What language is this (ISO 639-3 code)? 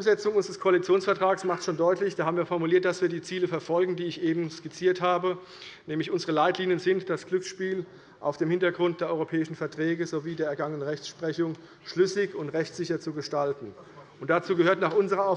deu